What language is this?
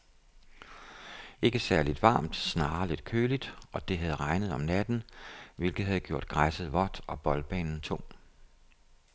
Danish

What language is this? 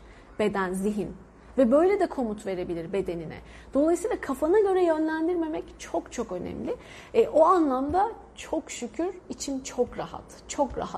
Turkish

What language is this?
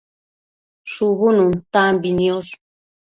Matsés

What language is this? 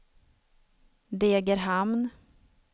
Swedish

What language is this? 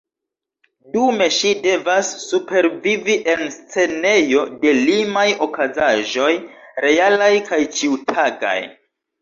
Esperanto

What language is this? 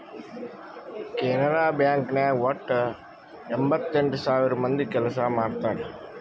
Kannada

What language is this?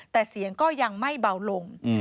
Thai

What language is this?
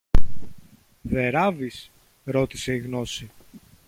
Greek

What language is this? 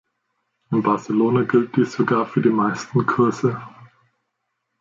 German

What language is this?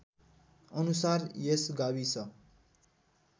Nepali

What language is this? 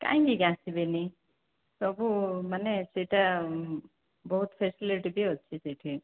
Odia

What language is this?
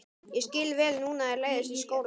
Icelandic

